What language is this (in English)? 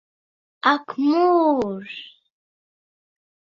Latvian